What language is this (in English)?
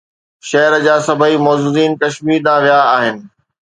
Sindhi